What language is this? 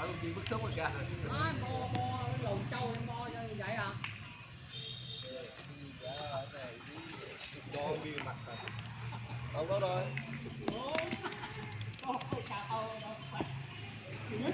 Vietnamese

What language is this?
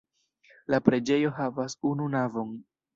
Esperanto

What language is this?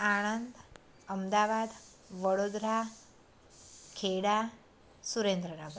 Gujarati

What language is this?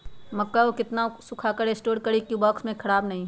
Magahi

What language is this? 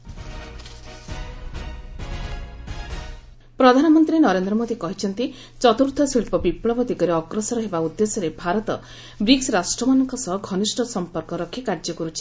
Odia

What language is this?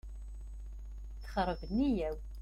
Kabyle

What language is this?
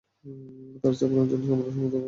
Bangla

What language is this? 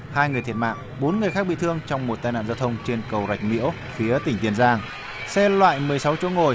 Vietnamese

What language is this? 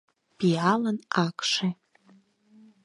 Mari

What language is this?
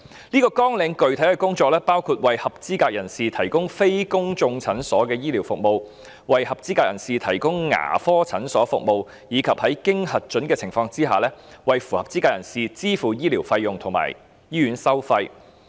Cantonese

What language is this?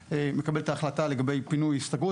Hebrew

